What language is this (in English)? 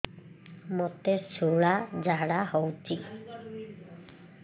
Odia